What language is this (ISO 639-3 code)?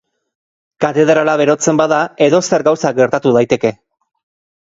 eus